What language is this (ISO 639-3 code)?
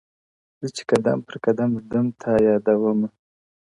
pus